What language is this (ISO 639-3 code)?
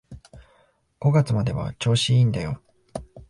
jpn